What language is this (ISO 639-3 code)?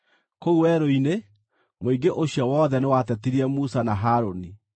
kik